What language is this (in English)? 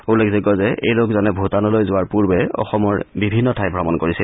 Assamese